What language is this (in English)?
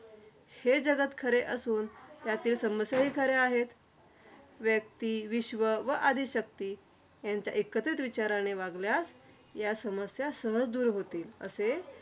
Marathi